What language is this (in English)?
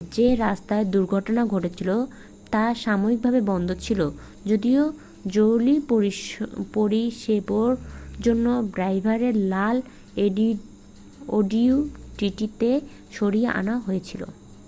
Bangla